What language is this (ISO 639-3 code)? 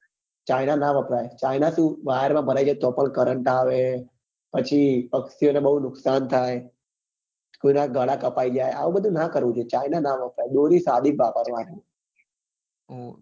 guj